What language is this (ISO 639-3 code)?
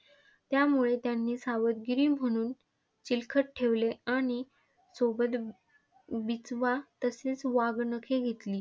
mar